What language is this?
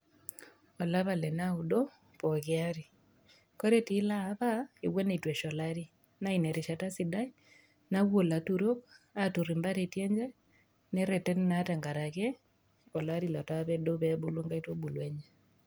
Masai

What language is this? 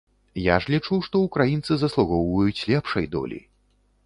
Belarusian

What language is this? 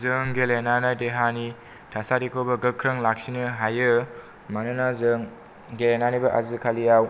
Bodo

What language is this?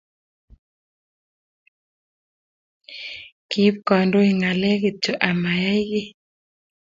Kalenjin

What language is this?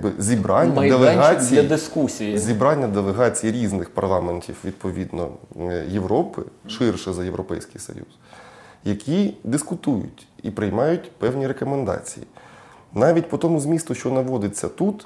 Ukrainian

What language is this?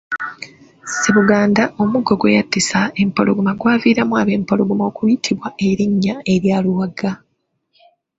Ganda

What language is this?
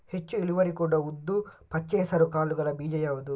Kannada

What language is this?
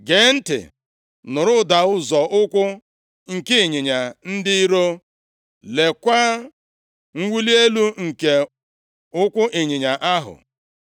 Igbo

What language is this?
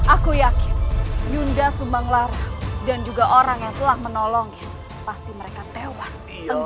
Indonesian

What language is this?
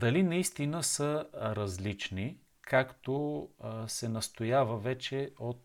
Bulgarian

